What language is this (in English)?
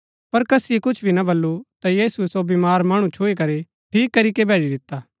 Gaddi